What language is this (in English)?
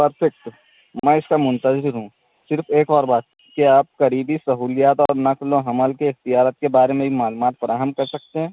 Urdu